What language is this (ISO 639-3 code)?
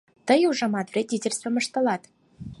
chm